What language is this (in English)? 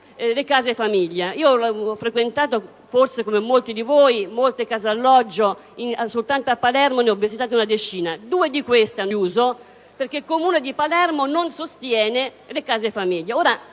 Italian